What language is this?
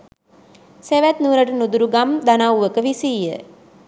Sinhala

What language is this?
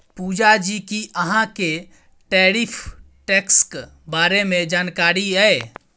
Maithili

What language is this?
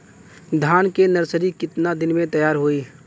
Bhojpuri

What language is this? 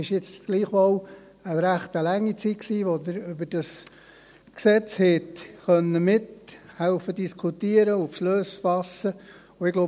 Swiss German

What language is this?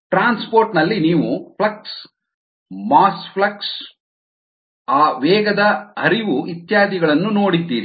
Kannada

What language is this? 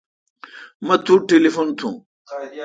Kalkoti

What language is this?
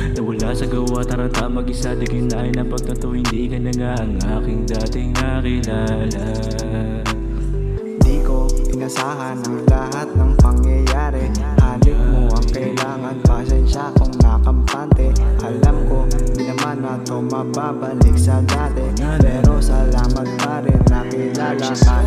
Arabic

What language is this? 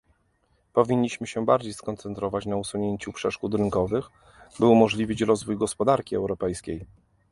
Polish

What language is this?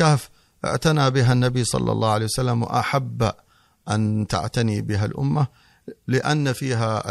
Arabic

